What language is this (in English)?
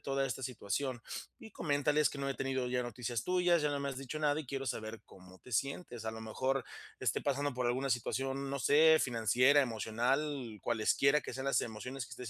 Spanish